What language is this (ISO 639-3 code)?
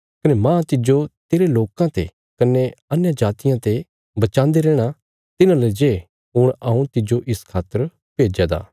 kfs